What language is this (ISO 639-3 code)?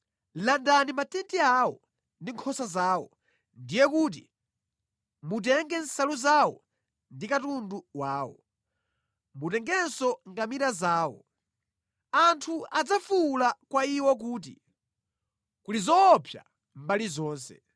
nya